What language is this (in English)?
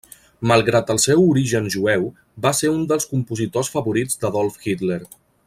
Catalan